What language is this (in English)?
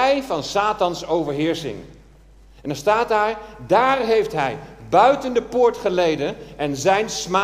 Dutch